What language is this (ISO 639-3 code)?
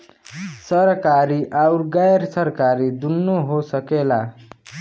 bho